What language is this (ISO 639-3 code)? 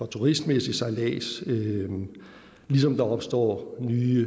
dan